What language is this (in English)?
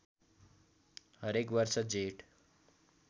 Nepali